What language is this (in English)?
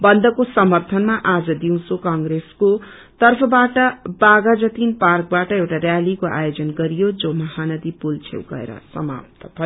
Nepali